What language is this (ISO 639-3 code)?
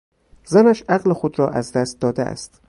fas